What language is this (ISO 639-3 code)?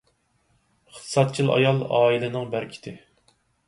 uig